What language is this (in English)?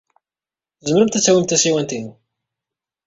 Kabyle